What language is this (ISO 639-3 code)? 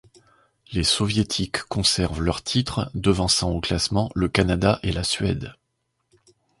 fra